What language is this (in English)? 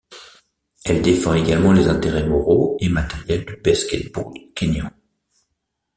French